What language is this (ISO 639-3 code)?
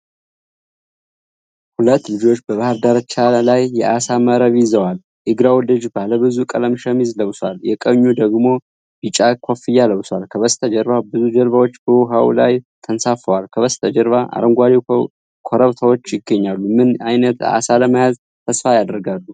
amh